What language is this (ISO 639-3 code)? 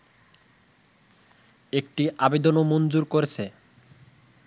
ben